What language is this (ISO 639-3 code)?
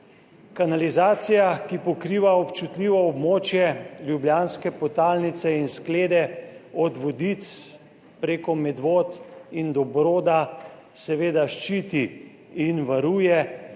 slv